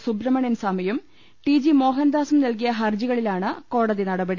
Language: Malayalam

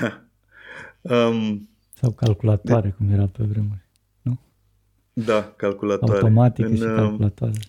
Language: Romanian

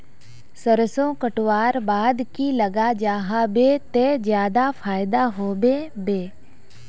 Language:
Magahi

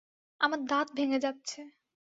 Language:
Bangla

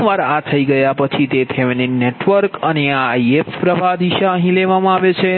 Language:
Gujarati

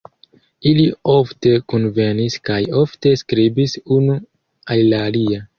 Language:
Esperanto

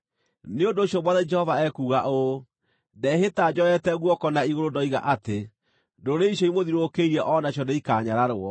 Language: Kikuyu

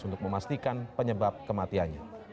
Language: Indonesian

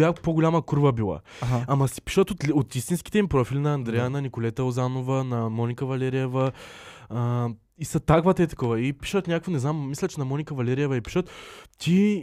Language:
Bulgarian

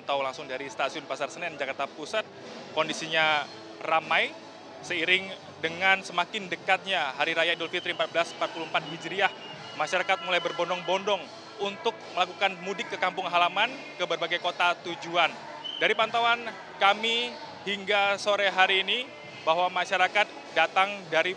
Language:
Indonesian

